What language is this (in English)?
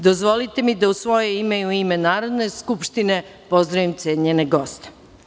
Serbian